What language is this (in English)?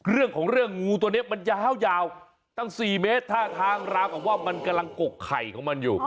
Thai